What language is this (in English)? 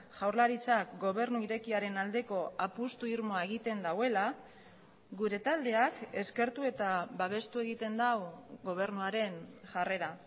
Basque